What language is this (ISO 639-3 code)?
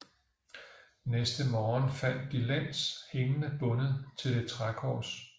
dan